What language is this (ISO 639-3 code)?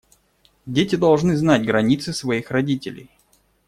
rus